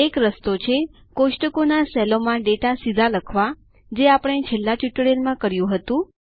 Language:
Gujarati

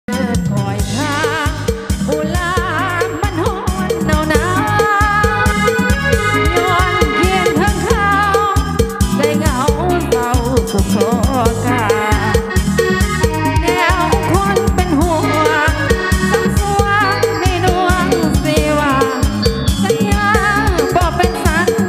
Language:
Thai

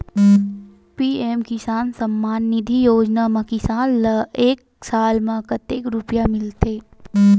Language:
Chhattisgarhi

